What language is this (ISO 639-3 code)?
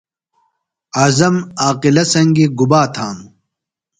phl